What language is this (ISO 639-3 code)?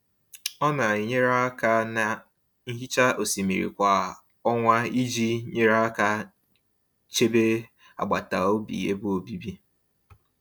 ibo